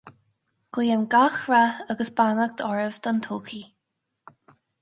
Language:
Irish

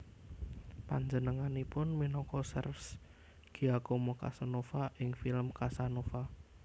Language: Javanese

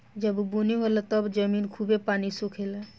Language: Bhojpuri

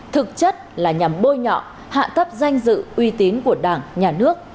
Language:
Vietnamese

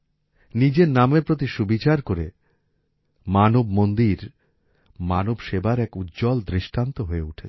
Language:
Bangla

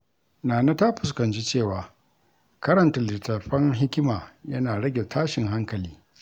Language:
Hausa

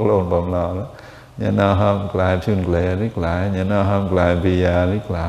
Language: Indonesian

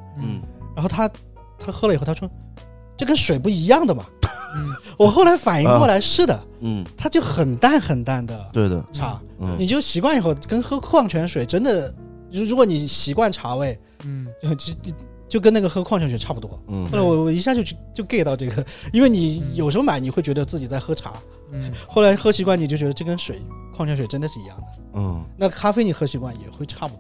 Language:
Chinese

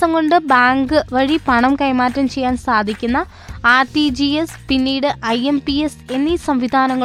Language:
Malayalam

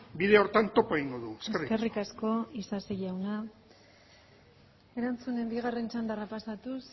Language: Basque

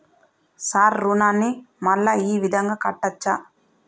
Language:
Telugu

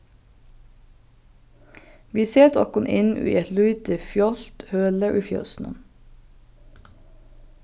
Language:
Faroese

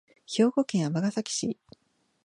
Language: Japanese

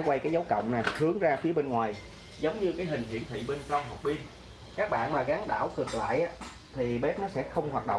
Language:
Vietnamese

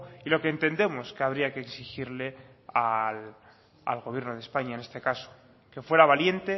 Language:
Spanish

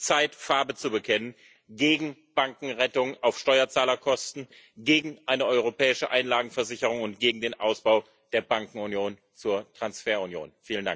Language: German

